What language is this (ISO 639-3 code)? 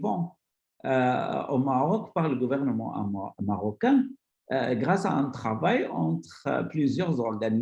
fra